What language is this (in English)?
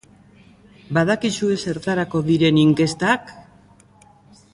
Basque